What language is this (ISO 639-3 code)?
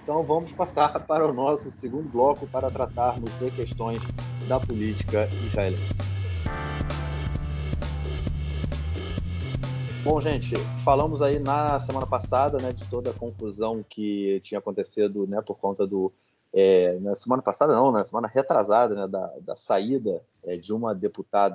por